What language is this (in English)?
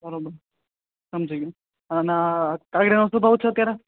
Gujarati